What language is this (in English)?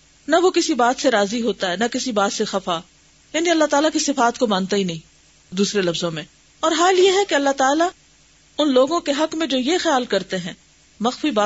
Urdu